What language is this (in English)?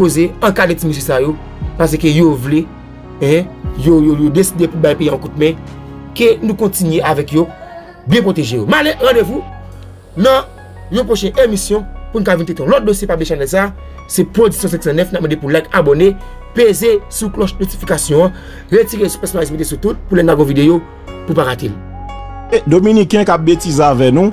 French